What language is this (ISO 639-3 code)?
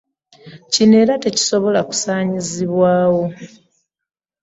lug